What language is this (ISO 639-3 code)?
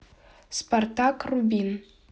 rus